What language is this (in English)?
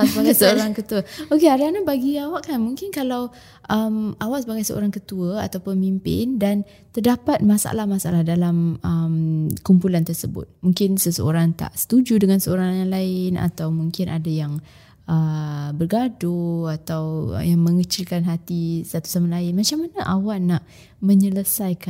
Malay